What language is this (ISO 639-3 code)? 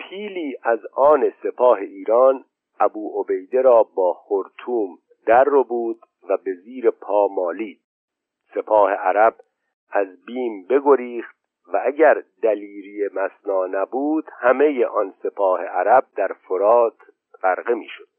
fas